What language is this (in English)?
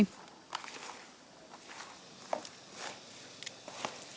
Vietnamese